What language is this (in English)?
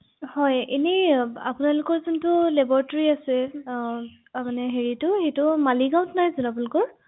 Assamese